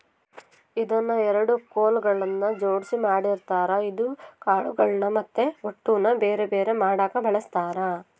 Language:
Kannada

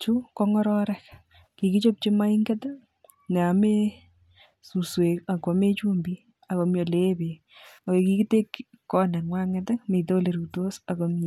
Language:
Kalenjin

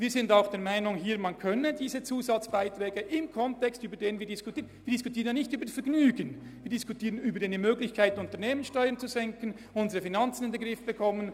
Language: Swiss German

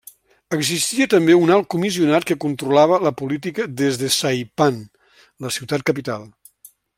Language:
Catalan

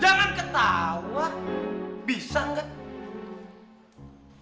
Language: Indonesian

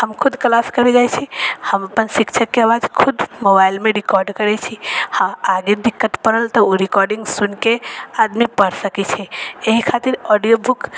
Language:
Maithili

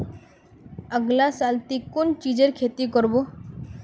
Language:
Magahi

